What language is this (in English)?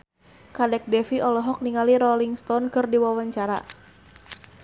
Sundanese